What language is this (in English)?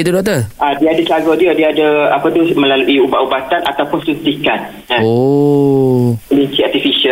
Malay